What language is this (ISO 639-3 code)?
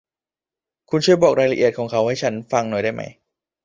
tha